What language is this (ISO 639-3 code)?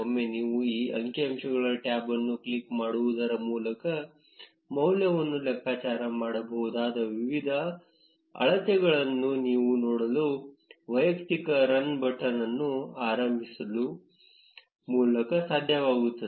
kan